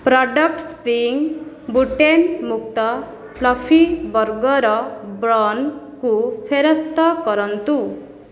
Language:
Odia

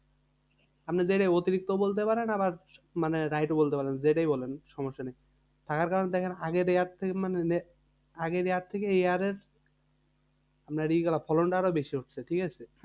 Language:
Bangla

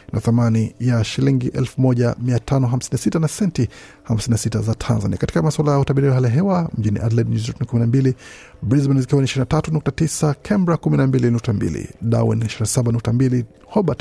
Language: Swahili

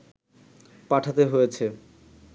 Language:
Bangla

